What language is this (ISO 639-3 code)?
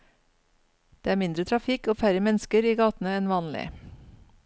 nor